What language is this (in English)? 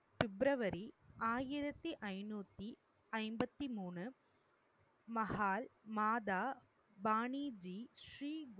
Tamil